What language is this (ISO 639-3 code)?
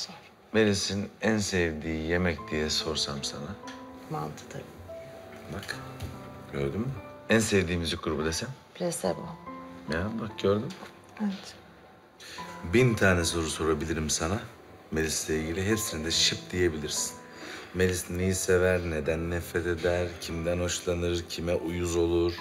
tur